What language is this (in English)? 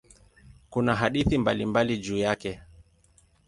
Swahili